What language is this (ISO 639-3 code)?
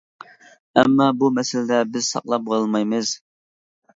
uig